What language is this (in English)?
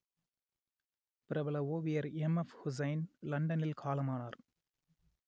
Tamil